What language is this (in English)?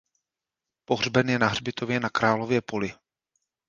Czech